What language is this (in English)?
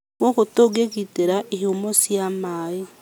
Kikuyu